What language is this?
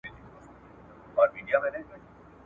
Pashto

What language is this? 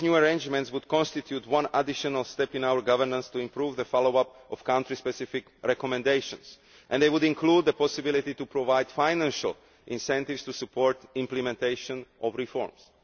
English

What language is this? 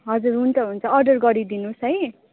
Nepali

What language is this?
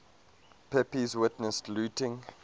English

